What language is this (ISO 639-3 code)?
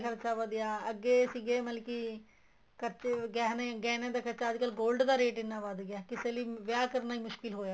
pan